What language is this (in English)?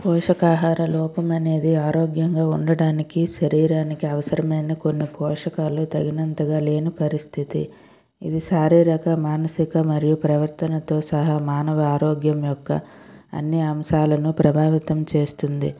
Telugu